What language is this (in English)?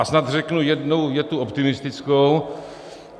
Czech